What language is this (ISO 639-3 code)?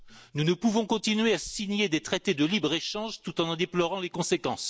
fra